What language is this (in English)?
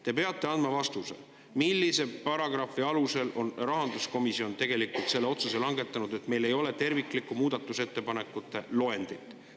Estonian